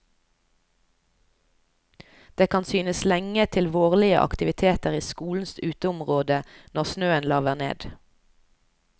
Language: Norwegian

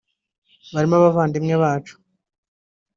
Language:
Kinyarwanda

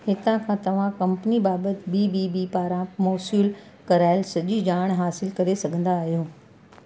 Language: Sindhi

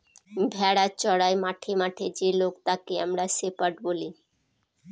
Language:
Bangla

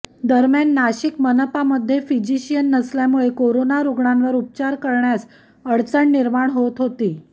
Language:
Marathi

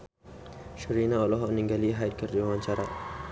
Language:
Sundanese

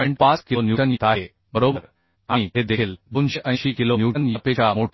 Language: Marathi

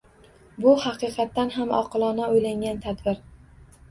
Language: Uzbek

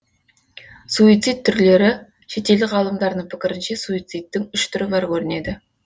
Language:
Kazakh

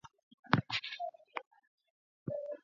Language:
Swahili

